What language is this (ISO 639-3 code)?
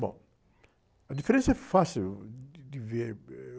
por